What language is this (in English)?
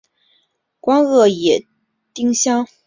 Chinese